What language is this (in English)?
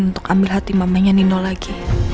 Indonesian